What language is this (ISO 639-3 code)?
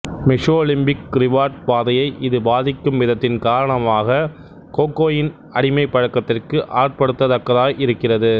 tam